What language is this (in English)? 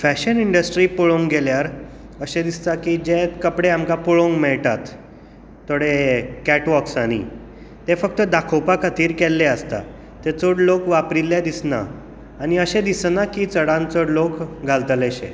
Konkani